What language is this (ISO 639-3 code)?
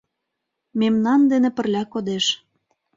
chm